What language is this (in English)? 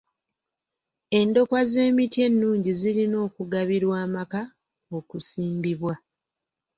Ganda